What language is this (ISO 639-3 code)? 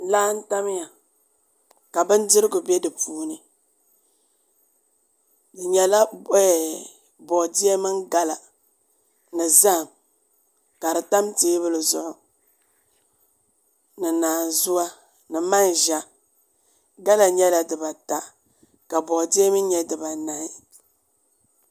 dag